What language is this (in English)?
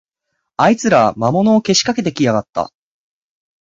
Japanese